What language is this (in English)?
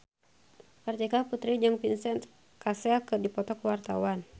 Sundanese